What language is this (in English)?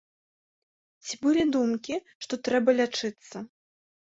Belarusian